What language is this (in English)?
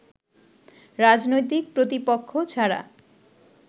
Bangla